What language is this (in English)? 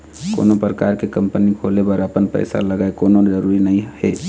Chhattisgarhi